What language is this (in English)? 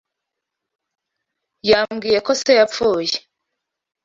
Kinyarwanda